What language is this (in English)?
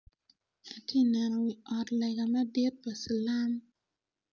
Acoli